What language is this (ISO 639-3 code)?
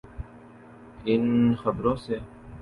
urd